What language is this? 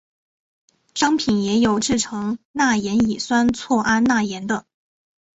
Chinese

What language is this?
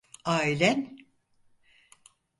Turkish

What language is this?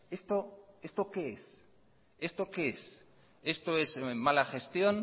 Spanish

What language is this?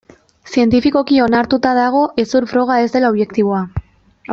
Basque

